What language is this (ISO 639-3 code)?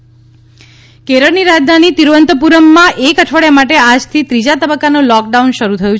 guj